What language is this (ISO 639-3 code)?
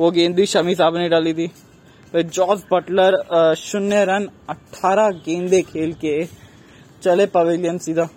hin